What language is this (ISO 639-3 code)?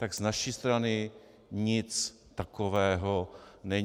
ces